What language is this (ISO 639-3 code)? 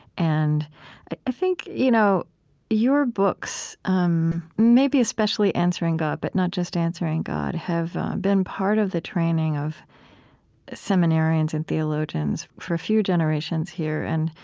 eng